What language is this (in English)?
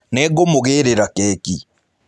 Kikuyu